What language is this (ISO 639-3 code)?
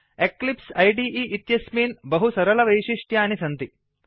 san